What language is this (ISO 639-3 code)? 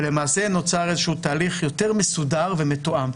heb